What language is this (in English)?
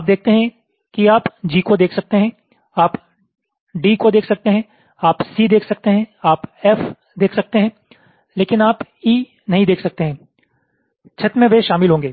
Hindi